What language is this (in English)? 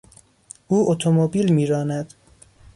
Persian